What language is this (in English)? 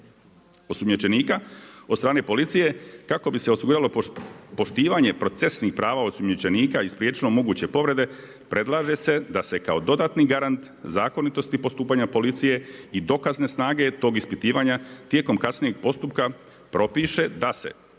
Croatian